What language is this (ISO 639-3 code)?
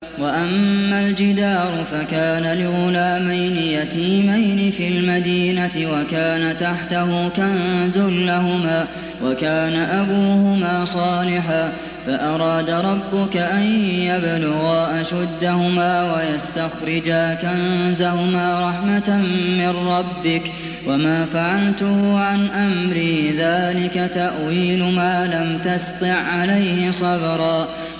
ara